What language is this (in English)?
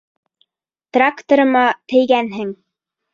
Bashkir